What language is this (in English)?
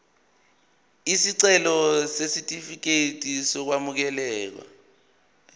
Zulu